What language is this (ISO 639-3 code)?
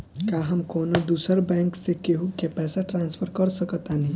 bho